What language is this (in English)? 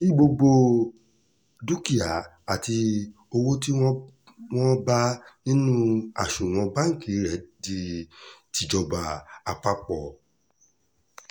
Yoruba